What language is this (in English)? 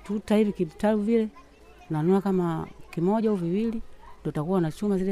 Swahili